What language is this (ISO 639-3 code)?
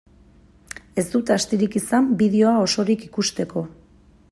eus